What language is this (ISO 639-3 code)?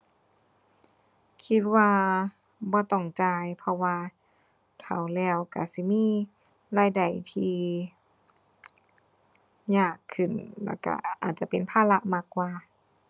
tha